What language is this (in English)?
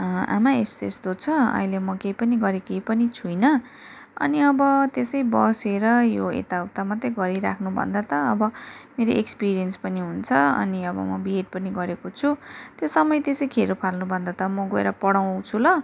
Nepali